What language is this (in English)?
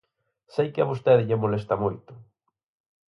Galician